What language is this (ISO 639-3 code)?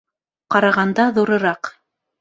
bak